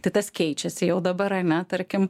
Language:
Lithuanian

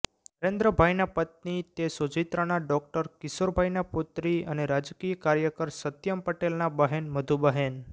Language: Gujarati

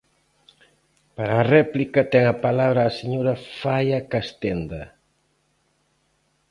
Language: Galician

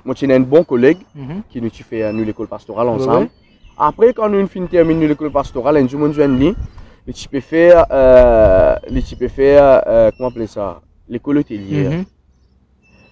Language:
French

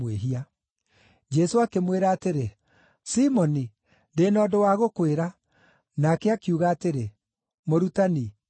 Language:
Kikuyu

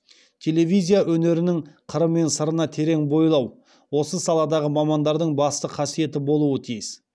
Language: Kazakh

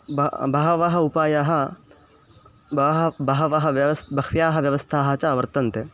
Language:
Sanskrit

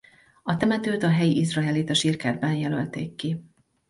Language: Hungarian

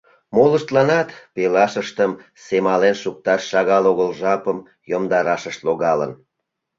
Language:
Mari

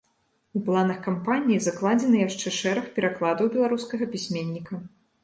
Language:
Belarusian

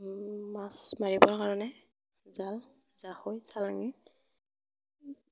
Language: Assamese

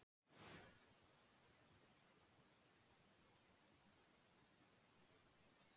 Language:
Icelandic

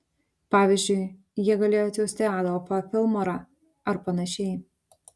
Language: Lithuanian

